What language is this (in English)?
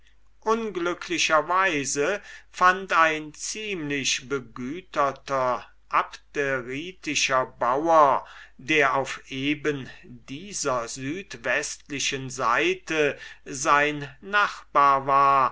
German